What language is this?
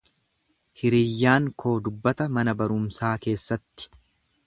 Oromo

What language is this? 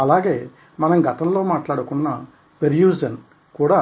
Telugu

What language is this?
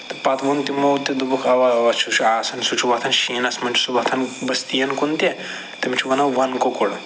Kashmiri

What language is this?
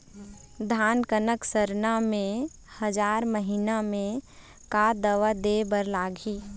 Chhattisgarhi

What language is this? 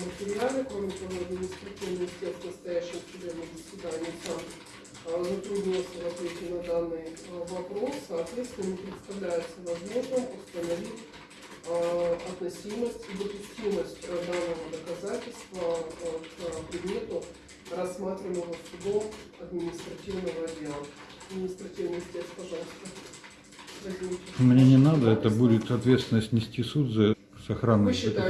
Russian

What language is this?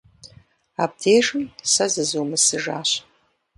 Kabardian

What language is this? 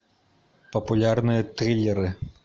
Russian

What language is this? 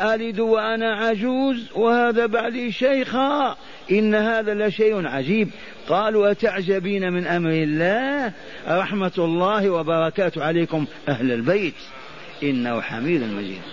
Arabic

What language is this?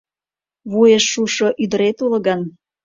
Mari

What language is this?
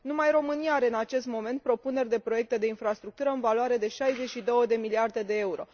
Romanian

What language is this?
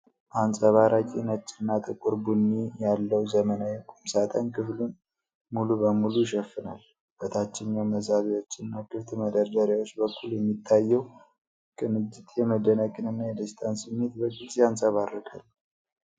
Amharic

